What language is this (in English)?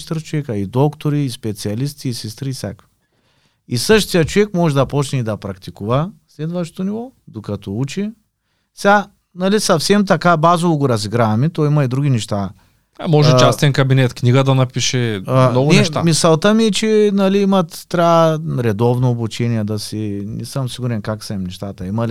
Bulgarian